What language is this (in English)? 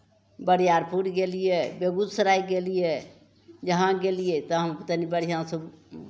Maithili